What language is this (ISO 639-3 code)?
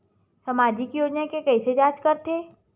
hne